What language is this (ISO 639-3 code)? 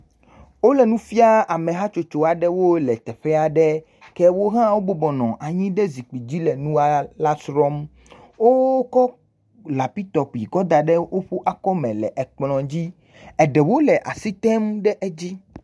ewe